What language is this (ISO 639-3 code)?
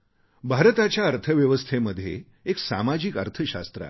mar